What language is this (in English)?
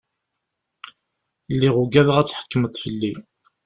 Kabyle